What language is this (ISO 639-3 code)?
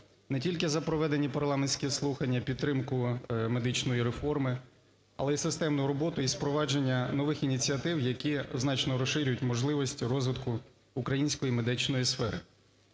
ukr